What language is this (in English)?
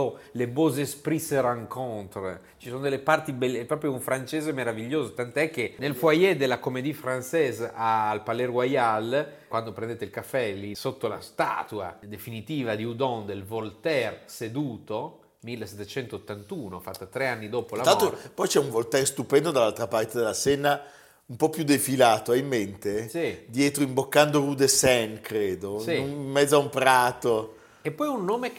Italian